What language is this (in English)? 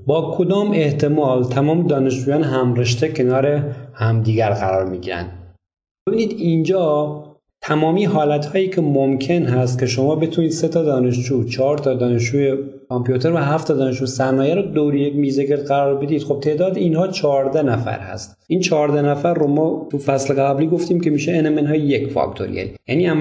Persian